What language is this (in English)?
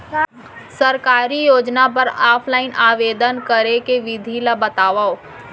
Chhattisgarhi